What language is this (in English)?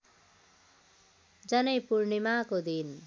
Nepali